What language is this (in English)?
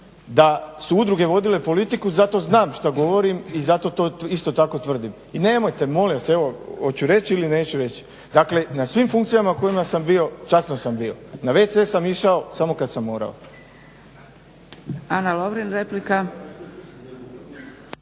Croatian